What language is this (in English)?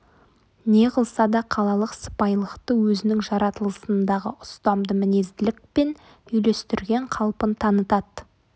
Kazakh